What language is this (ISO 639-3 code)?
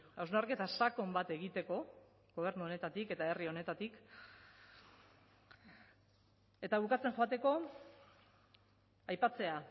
eus